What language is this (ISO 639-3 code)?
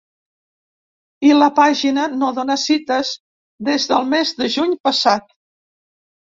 cat